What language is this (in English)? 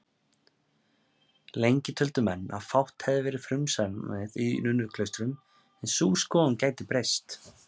Icelandic